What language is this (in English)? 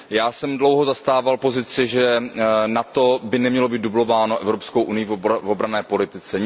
Czech